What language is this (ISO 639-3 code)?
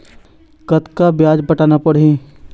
hne